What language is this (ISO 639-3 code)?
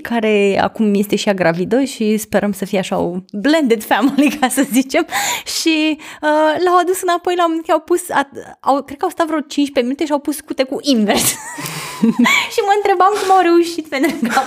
ron